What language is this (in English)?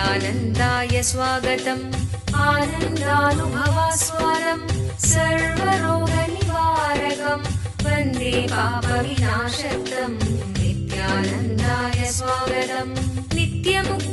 Tamil